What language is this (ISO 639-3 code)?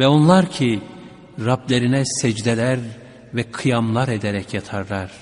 tur